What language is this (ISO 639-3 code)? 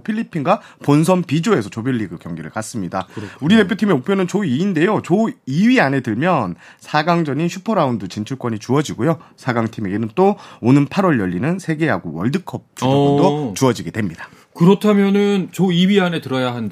kor